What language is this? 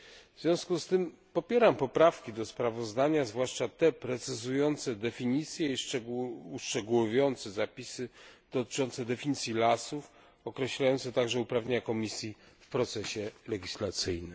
Polish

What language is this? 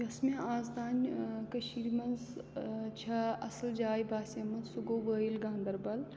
Kashmiri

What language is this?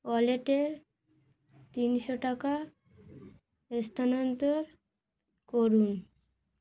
Bangla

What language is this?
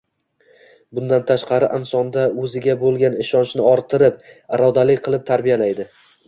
Uzbek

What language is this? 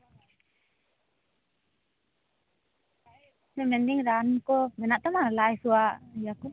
Santali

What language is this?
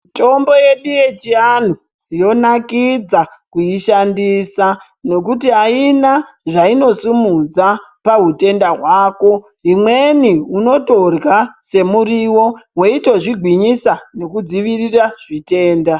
Ndau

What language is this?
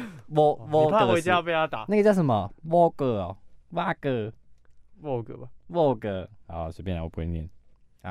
Chinese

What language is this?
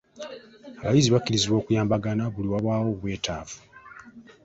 Ganda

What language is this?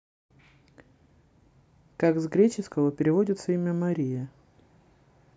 Russian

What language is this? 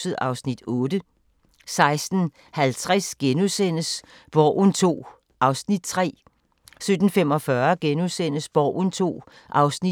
Danish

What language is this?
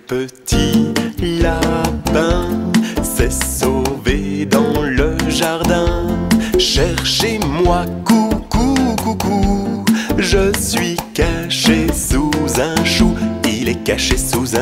French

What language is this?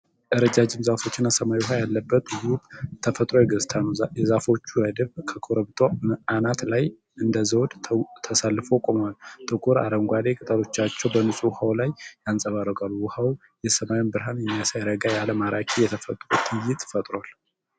Amharic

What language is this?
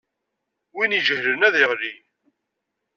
Kabyle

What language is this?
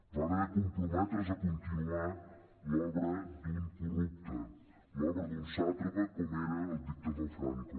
Catalan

